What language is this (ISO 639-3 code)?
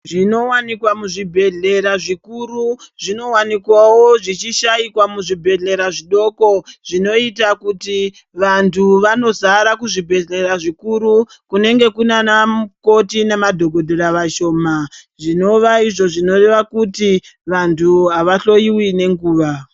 ndc